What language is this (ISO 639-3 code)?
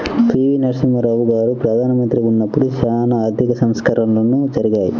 tel